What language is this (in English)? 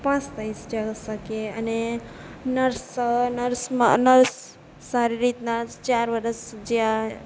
Gujarati